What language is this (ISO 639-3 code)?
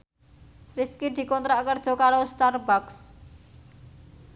jav